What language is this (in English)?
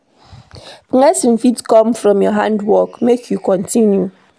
Nigerian Pidgin